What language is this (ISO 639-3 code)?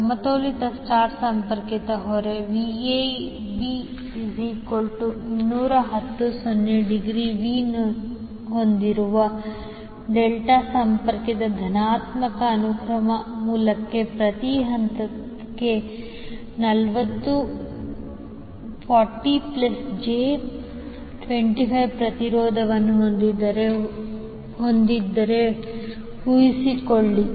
kan